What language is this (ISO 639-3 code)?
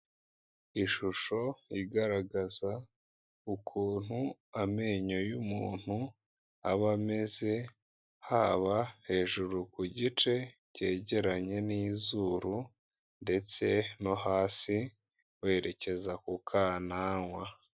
kin